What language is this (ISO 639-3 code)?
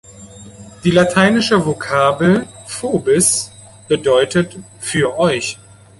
deu